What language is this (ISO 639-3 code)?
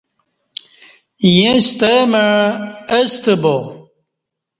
bsh